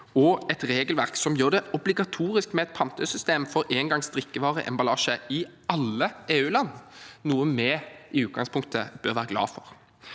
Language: Norwegian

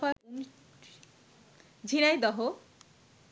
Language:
Bangla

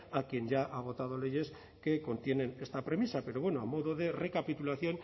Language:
Spanish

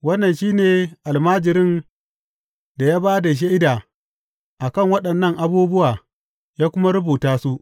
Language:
Hausa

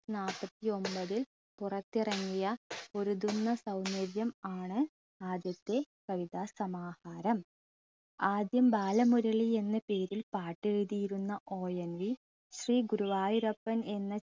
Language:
Malayalam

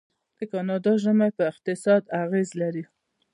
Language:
Pashto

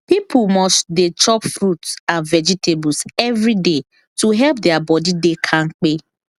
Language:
Nigerian Pidgin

